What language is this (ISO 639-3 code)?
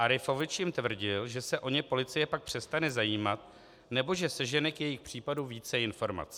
ces